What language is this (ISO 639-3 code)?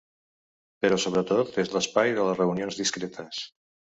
cat